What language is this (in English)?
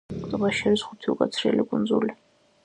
Georgian